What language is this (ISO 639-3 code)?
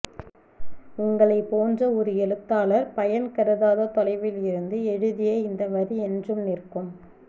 tam